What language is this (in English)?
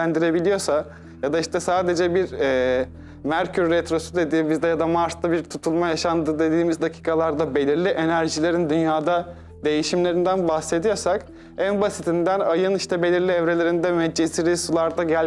Turkish